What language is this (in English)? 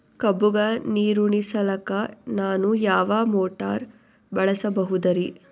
Kannada